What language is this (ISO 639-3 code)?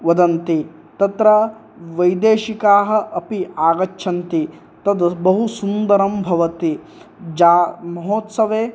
san